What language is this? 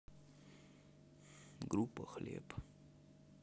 Russian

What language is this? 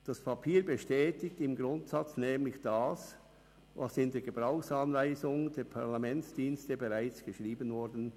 Swiss German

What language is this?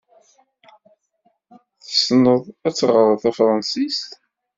Kabyle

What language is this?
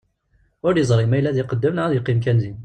Kabyle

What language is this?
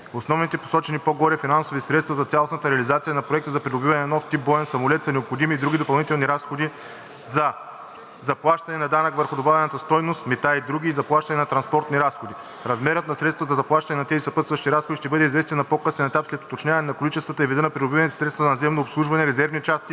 Bulgarian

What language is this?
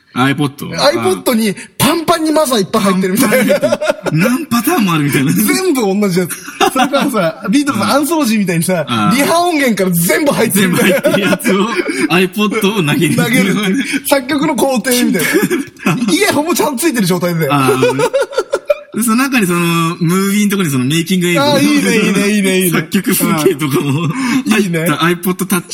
Japanese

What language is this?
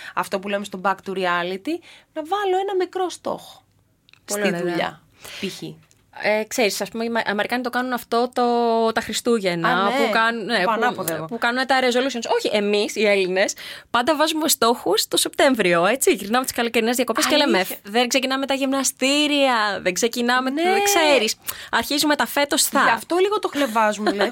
Greek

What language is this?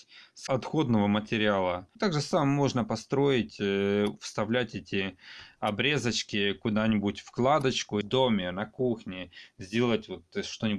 Russian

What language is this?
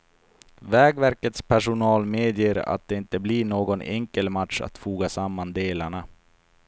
Swedish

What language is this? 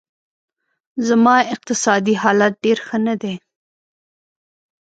Pashto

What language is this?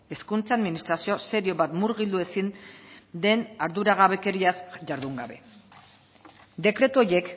Basque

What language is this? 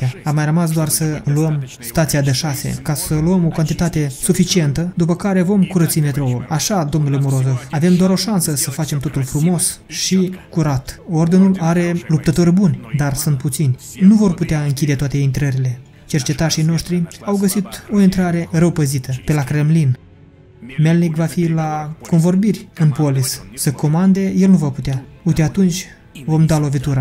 Romanian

